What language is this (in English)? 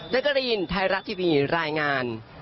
Thai